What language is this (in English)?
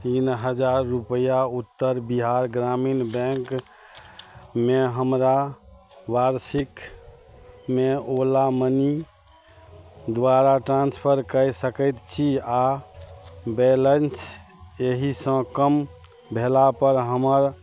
Maithili